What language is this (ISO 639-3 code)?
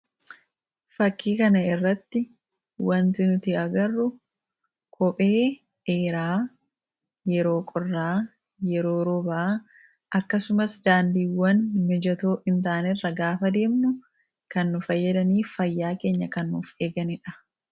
orm